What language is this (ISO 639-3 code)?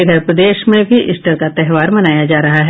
hin